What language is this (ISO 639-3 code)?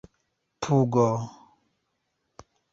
epo